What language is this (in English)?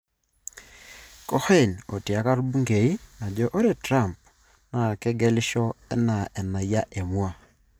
Masai